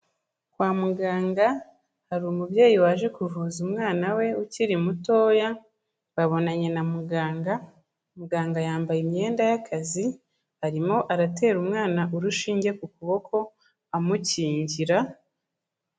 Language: Kinyarwanda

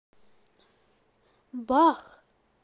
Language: Russian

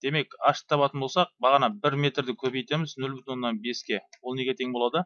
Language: Turkish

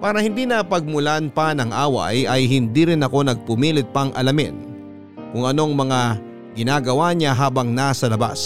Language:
Filipino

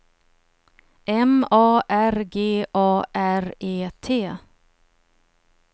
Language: Swedish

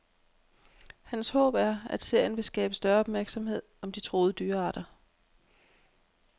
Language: Danish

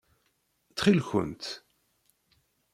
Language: Kabyle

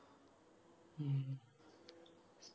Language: Malayalam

